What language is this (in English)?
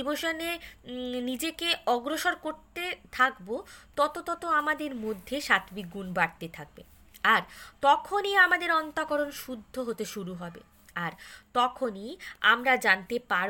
Bangla